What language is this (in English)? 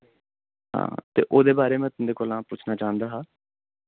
Dogri